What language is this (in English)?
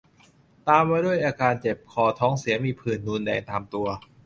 Thai